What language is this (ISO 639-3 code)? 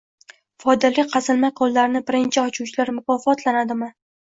uzb